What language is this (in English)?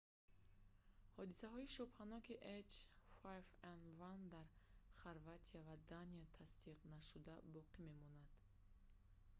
Tajik